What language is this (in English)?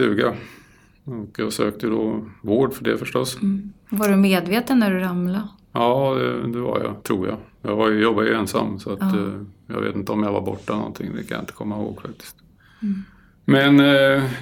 Swedish